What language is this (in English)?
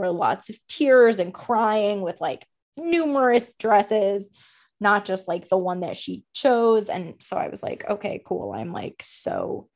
English